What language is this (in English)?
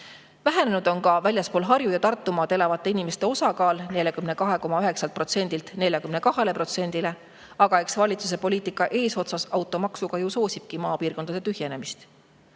Estonian